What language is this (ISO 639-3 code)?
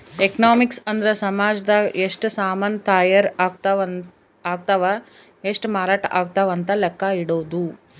kan